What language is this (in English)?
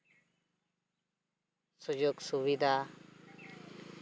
Santali